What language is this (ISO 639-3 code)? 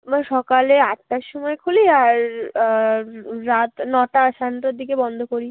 ben